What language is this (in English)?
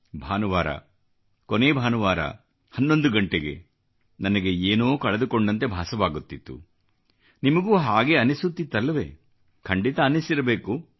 Kannada